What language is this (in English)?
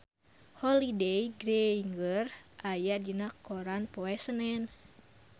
Sundanese